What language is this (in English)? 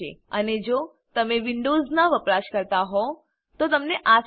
Gujarati